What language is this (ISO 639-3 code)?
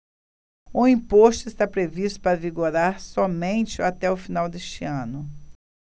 por